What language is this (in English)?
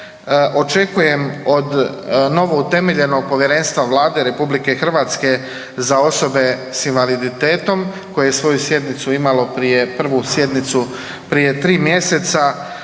Croatian